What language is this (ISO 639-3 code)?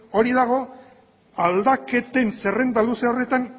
eus